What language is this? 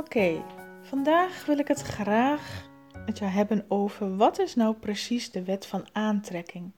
Dutch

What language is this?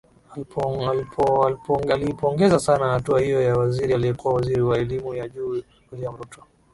Swahili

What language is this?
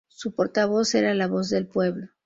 Spanish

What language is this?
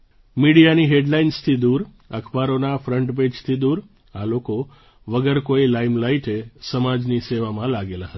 Gujarati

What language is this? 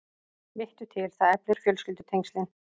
Icelandic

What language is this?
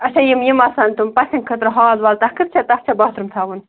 Kashmiri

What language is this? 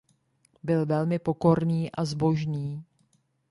Czech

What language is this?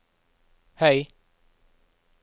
Norwegian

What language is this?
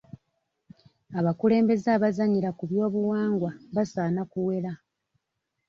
Ganda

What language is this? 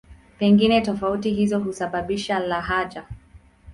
Swahili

